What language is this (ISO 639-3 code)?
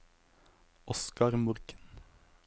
nor